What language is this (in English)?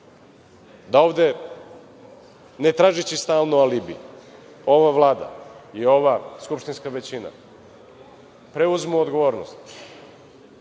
Serbian